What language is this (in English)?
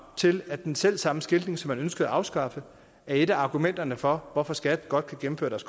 Danish